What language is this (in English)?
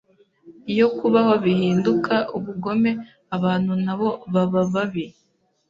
Kinyarwanda